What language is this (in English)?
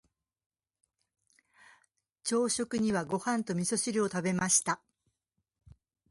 Japanese